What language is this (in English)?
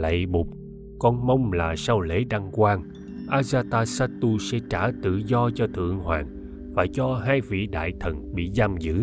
Vietnamese